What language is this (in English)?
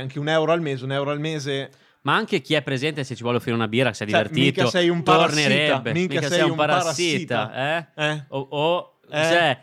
Italian